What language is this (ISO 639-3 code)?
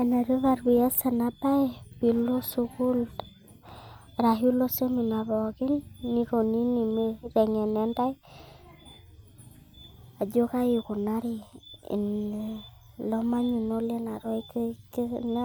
mas